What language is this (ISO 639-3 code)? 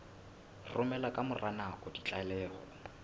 sot